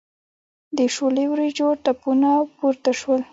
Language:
Pashto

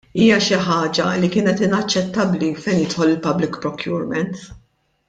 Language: Maltese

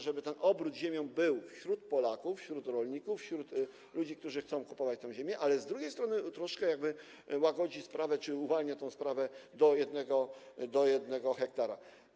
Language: Polish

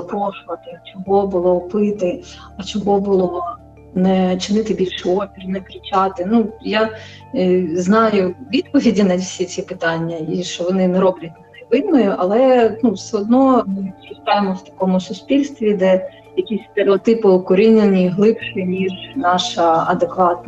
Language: Ukrainian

